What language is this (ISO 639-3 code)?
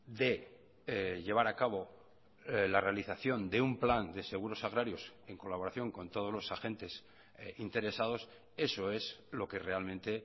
spa